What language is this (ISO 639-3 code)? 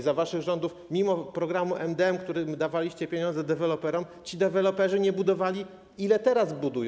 pol